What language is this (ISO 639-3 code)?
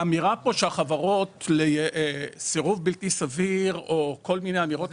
heb